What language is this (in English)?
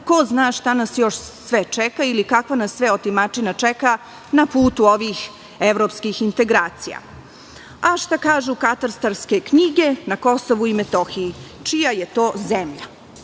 Serbian